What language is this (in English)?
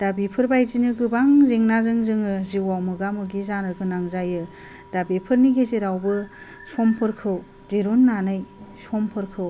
Bodo